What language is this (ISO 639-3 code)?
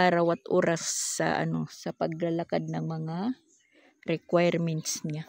fil